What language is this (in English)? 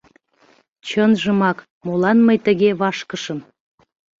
Mari